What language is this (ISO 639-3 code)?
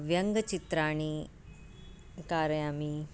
san